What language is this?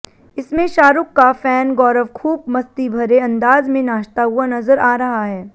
Hindi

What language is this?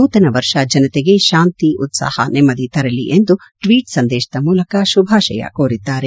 Kannada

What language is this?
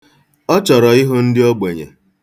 Igbo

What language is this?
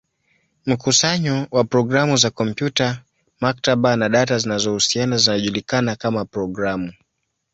Swahili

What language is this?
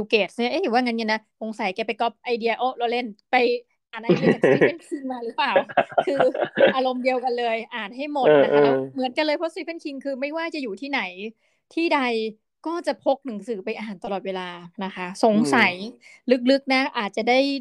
Thai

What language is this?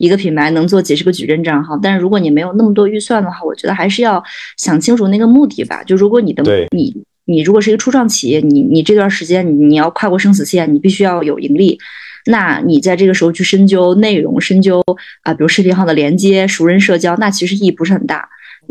Chinese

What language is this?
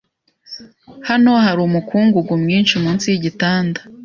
Kinyarwanda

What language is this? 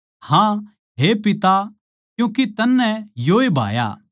Haryanvi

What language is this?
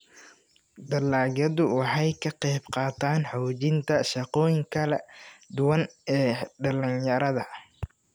Somali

